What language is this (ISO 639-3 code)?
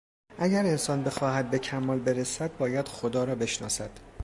fas